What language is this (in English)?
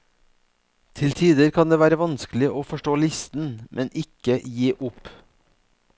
Norwegian